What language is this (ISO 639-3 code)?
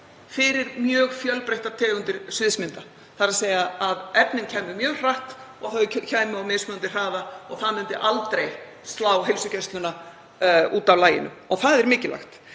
isl